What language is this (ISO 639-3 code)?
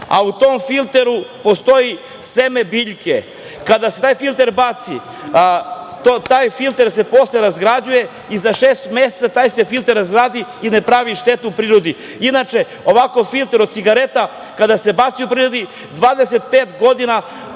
srp